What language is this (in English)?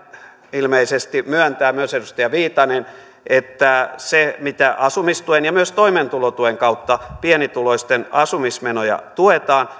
Finnish